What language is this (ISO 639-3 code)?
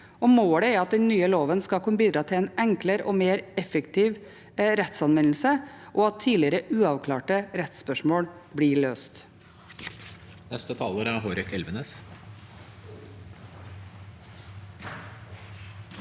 nor